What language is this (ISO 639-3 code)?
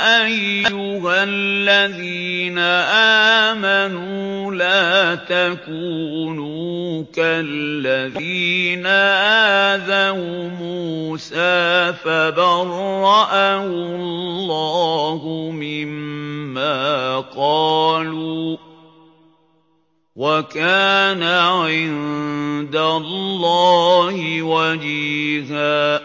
ara